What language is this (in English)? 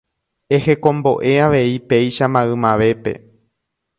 Guarani